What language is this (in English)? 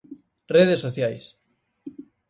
Galician